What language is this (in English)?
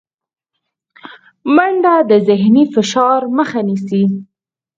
Pashto